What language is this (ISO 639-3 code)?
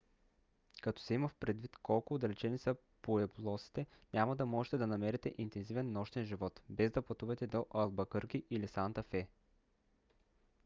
bul